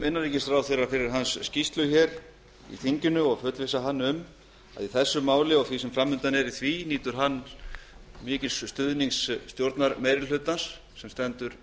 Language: Icelandic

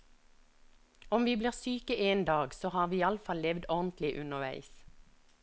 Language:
Norwegian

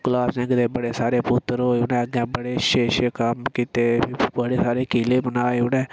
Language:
Dogri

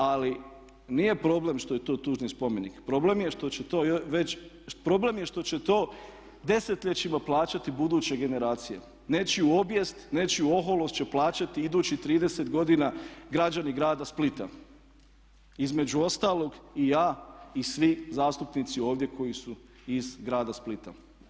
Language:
Croatian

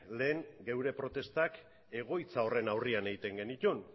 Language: Basque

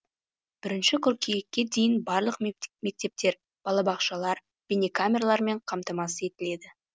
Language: Kazakh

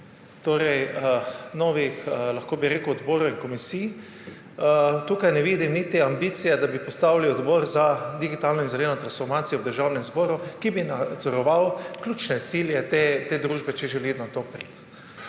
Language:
Slovenian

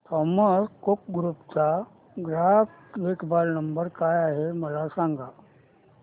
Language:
Marathi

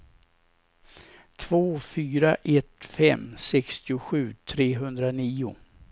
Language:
Swedish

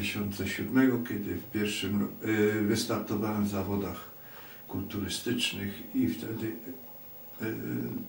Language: Polish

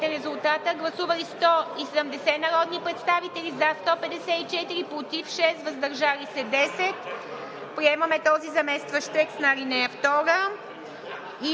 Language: Bulgarian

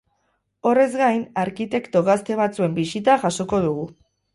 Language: Basque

